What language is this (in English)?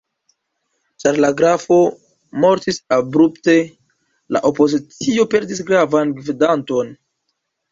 Esperanto